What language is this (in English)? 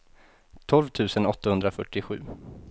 Swedish